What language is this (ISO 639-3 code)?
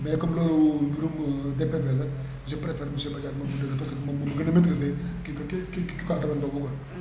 wol